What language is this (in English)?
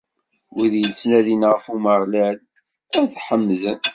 Kabyle